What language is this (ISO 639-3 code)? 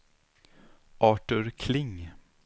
swe